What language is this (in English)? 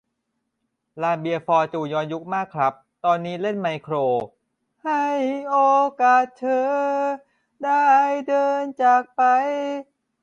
Thai